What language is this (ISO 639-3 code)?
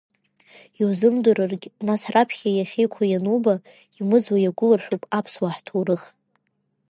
abk